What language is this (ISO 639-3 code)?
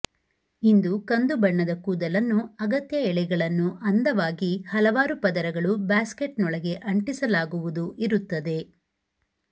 kan